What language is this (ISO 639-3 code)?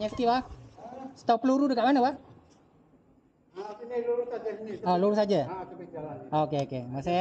msa